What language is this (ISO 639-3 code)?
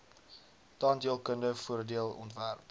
afr